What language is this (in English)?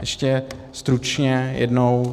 Czech